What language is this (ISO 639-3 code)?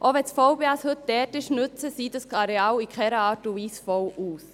gsw